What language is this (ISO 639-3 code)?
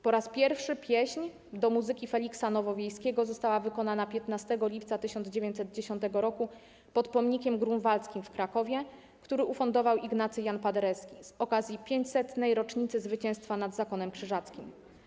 pol